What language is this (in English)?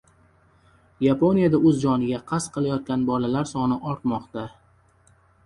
Uzbek